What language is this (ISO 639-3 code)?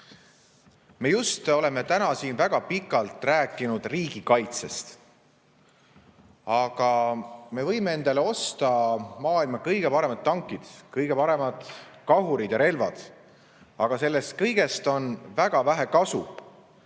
est